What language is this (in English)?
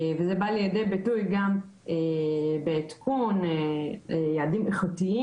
Hebrew